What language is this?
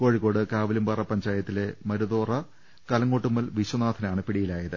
Malayalam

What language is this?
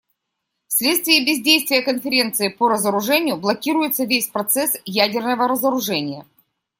Russian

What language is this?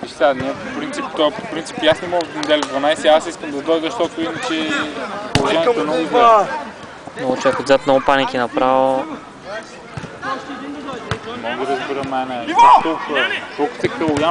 Bulgarian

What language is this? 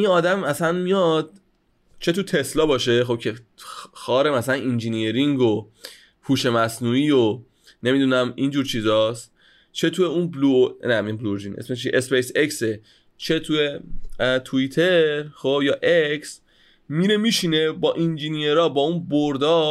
Persian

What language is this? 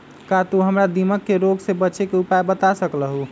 Magahi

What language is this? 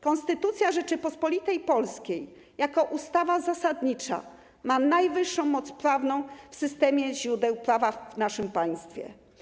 Polish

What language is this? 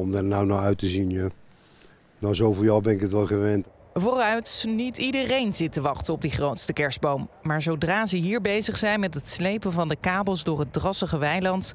Dutch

